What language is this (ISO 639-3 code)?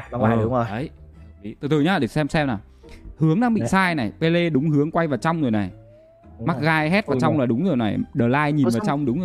vie